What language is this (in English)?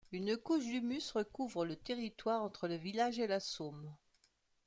French